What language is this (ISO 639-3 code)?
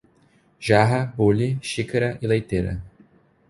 por